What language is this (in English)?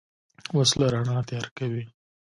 Pashto